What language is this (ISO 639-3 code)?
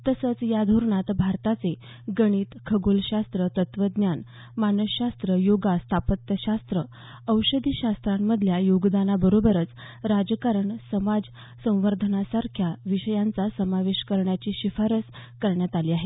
mar